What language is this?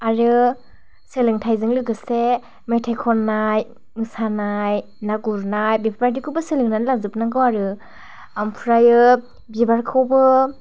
Bodo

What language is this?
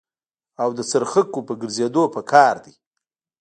Pashto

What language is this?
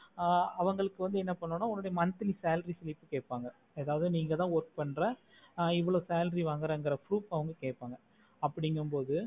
Tamil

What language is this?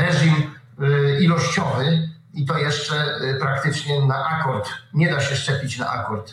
Polish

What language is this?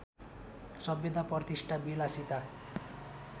Nepali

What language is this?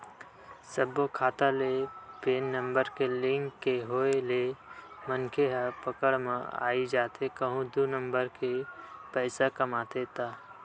Chhattisgarhi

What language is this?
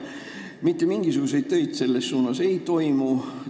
Estonian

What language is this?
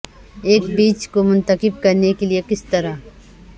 Urdu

